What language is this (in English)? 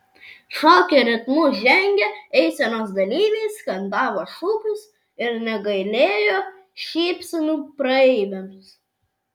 Lithuanian